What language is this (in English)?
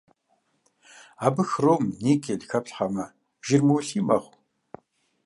Kabardian